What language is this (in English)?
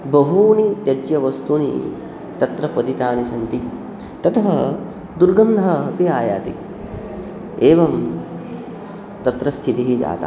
Sanskrit